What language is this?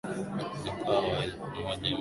Swahili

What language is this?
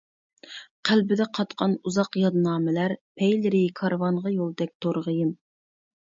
Uyghur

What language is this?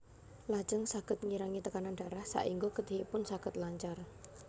Javanese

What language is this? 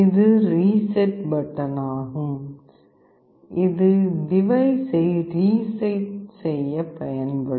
Tamil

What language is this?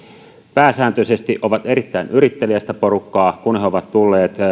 Finnish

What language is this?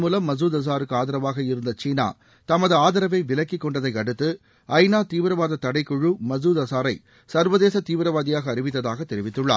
Tamil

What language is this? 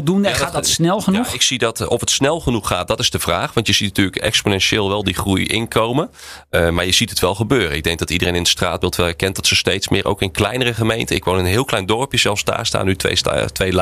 Dutch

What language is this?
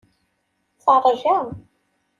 Kabyle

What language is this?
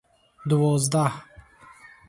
Tajik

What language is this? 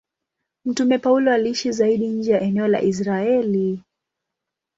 Swahili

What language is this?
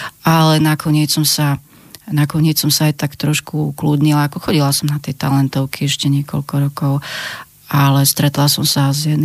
Slovak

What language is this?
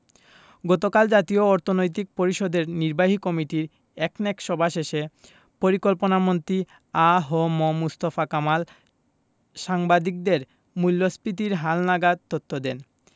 Bangla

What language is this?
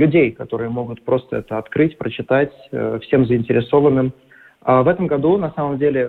Russian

